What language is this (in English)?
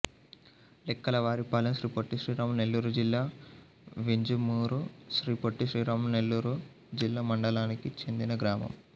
Telugu